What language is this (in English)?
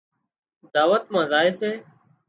Wadiyara Koli